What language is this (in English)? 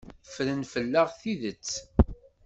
Kabyle